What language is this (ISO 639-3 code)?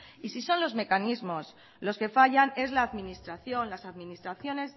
spa